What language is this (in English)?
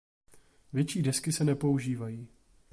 Czech